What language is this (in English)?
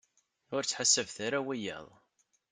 Kabyle